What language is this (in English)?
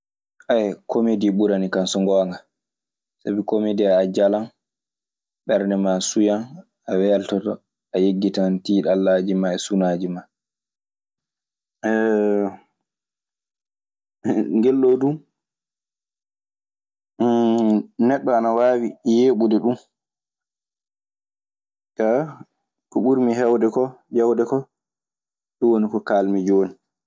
Maasina Fulfulde